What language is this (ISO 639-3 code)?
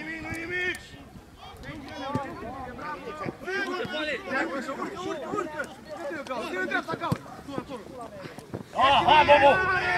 ron